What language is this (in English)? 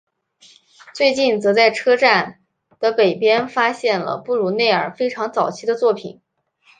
Chinese